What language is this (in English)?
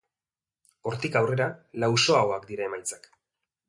Basque